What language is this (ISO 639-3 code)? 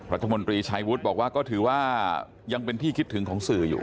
tha